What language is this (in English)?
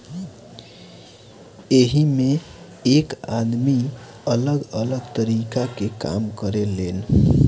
Bhojpuri